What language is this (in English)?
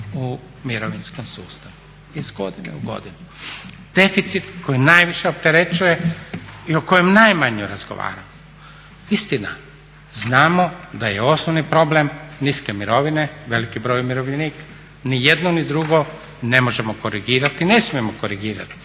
Croatian